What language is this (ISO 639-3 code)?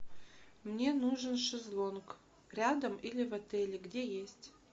rus